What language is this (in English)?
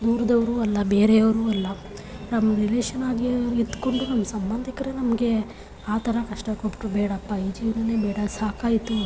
Kannada